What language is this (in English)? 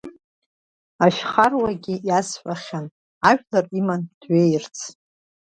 Abkhazian